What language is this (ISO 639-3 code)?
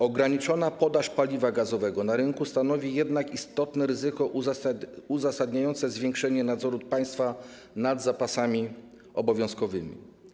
pol